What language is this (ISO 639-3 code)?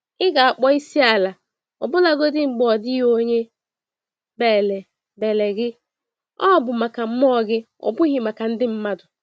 ibo